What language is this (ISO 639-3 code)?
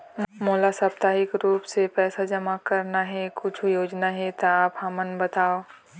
hne